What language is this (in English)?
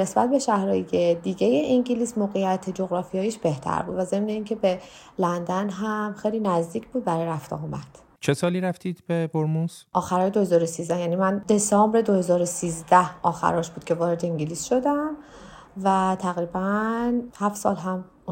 Persian